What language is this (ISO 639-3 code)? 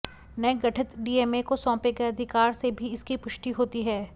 hin